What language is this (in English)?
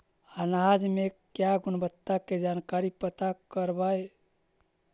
Magahi